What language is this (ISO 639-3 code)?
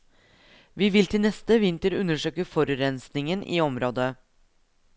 nor